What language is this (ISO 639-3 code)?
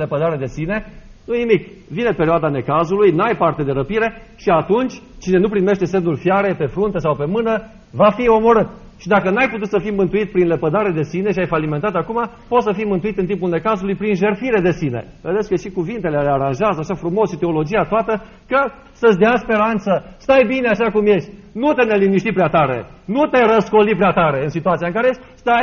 ron